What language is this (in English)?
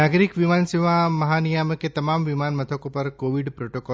Gujarati